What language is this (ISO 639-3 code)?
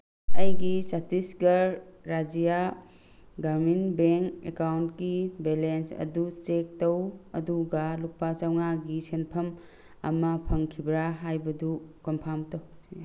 mni